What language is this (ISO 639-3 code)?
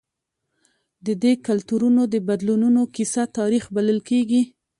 pus